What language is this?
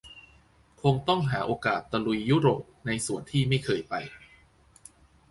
Thai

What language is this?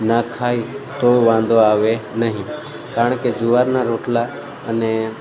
Gujarati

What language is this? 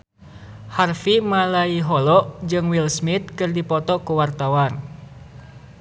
Sundanese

